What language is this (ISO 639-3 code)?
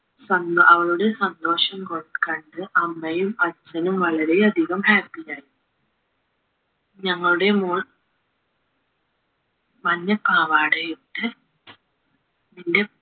mal